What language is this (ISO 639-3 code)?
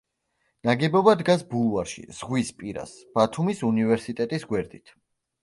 kat